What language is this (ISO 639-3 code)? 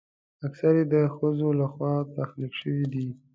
pus